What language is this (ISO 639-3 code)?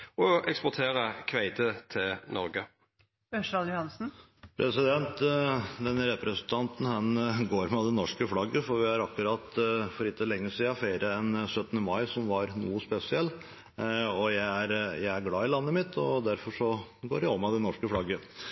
nor